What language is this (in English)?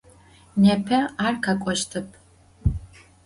Adyghe